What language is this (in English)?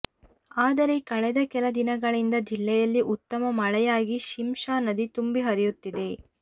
Kannada